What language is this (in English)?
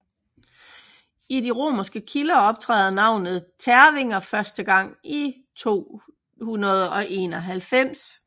Danish